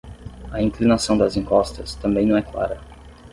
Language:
Portuguese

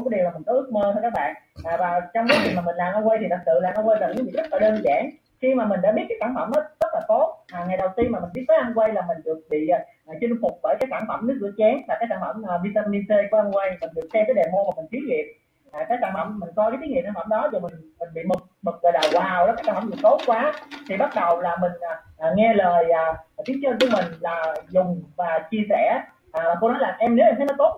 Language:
Vietnamese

